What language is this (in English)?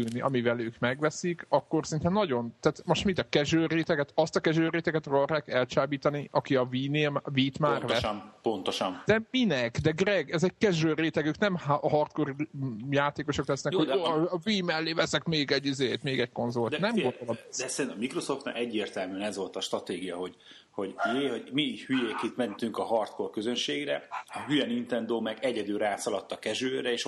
Hungarian